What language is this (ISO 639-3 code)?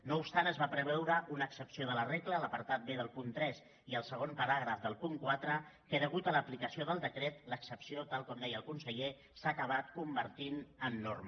cat